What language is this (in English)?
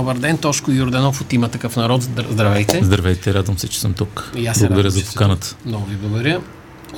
Bulgarian